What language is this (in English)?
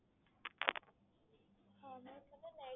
Gujarati